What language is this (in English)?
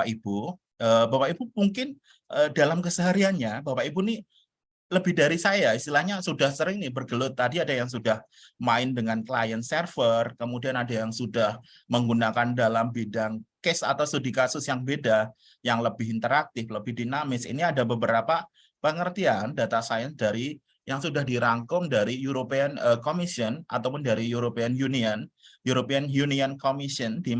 Indonesian